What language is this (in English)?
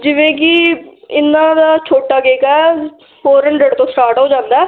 Punjabi